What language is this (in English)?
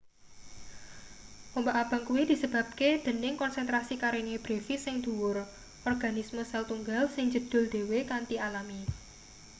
Javanese